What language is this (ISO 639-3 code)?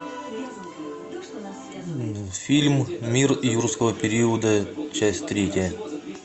rus